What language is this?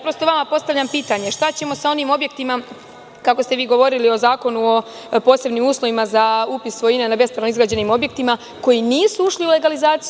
Serbian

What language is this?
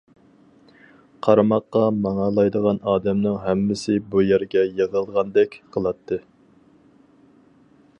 Uyghur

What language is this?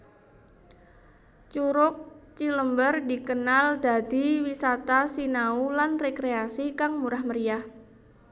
Javanese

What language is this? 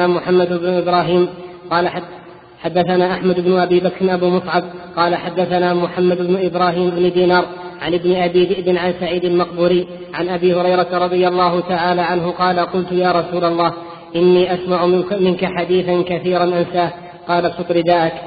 Arabic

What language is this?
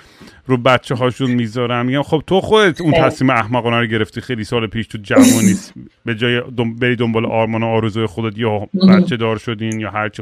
Persian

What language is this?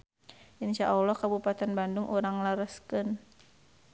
Sundanese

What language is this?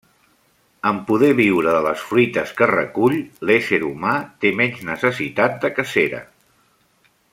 Catalan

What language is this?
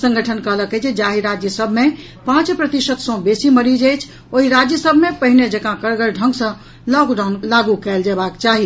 Maithili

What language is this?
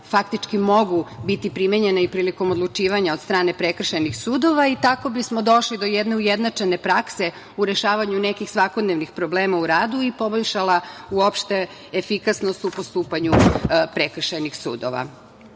Serbian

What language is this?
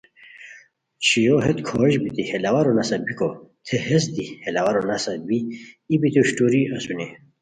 Khowar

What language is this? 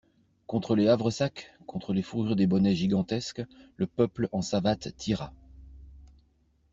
French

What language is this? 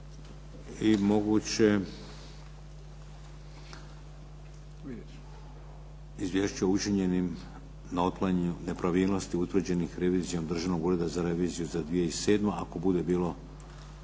Croatian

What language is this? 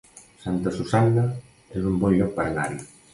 Catalan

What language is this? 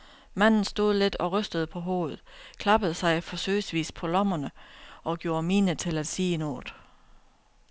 Danish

